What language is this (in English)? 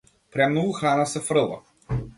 Macedonian